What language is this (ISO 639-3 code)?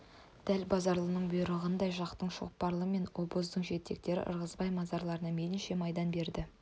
kaz